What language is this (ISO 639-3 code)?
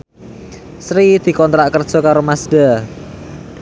jav